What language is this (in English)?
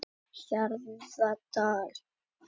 Icelandic